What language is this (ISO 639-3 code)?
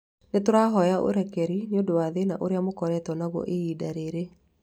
kik